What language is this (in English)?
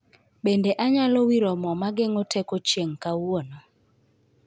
Luo (Kenya and Tanzania)